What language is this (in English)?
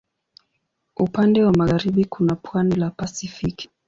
Swahili